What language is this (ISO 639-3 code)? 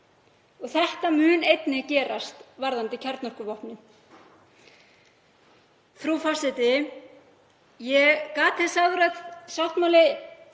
isl